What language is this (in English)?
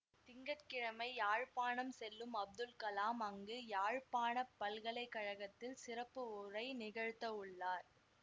Tamil